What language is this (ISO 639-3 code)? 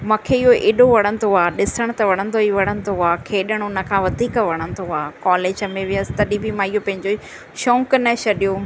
snd